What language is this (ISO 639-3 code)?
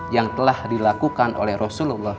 ind